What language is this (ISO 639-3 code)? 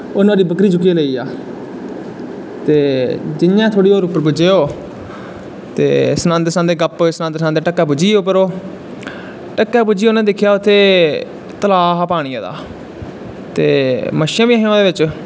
doi